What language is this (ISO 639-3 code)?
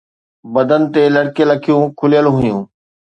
snd